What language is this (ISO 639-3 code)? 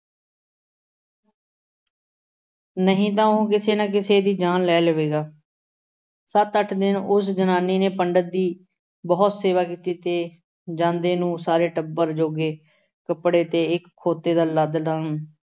pan